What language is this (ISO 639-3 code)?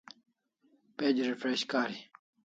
kls